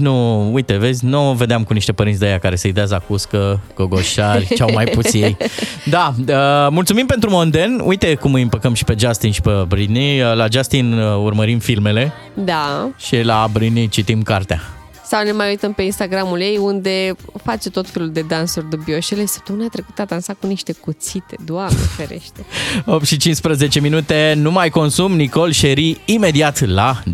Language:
Romanian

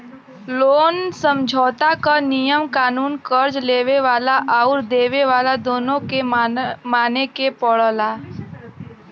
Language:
Bhojpuri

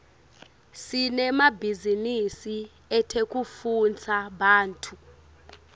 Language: Swati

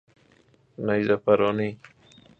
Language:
Persian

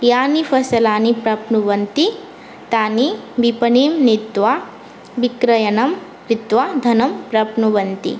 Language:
Sanskrit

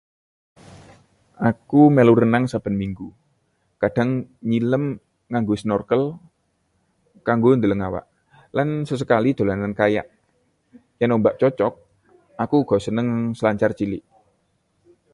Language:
Javanese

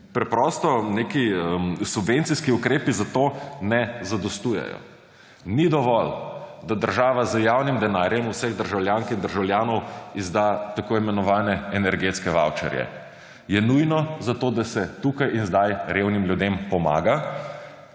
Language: Slovenian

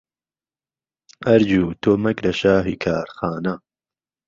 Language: Central Kurdish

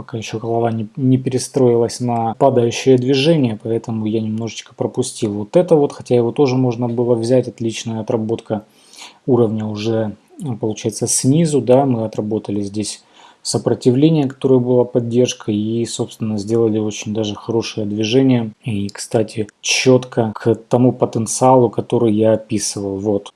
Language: Russian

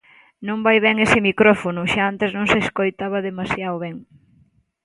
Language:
Galician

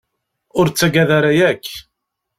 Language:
Kabyle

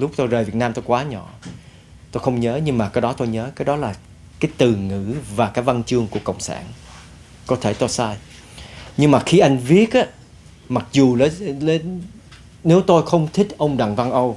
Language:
Vietnamese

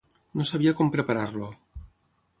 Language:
Catalan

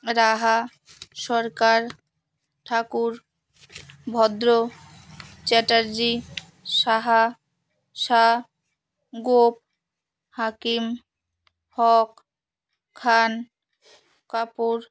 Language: Bangla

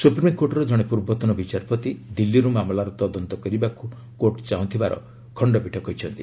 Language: Odia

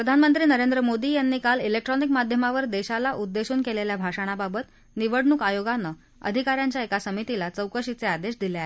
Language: Marathi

